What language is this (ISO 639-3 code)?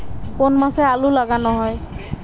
ben